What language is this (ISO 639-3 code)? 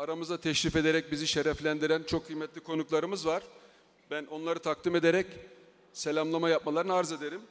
tur